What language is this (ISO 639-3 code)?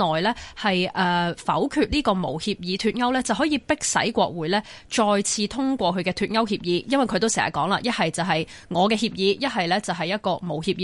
zho